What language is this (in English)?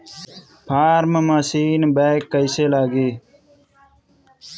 Bhojpuri